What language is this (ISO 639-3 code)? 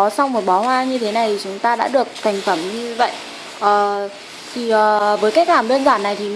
vie